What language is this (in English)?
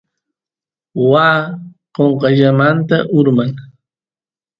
Santiago del Estero Quichua